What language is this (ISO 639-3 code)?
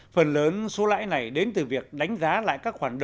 vie